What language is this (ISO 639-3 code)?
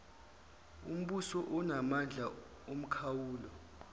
zul